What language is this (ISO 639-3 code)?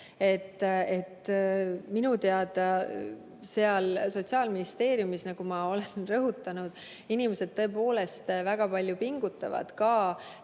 est